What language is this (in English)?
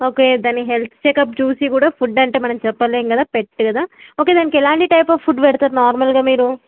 Telugu